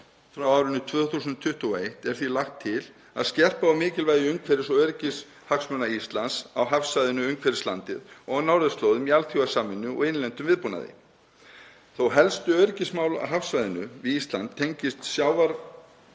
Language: Icelandic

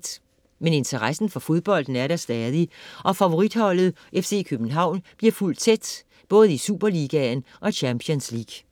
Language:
Danish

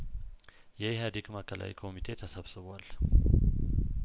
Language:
Amharic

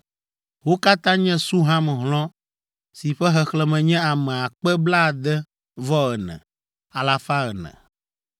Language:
Ewe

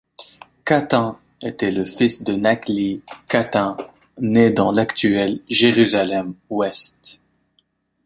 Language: French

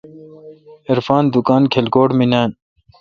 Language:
Kalkoti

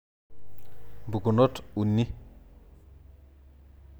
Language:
Masai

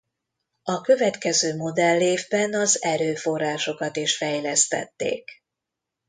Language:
Hungarian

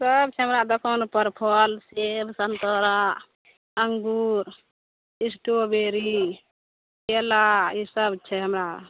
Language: Maithili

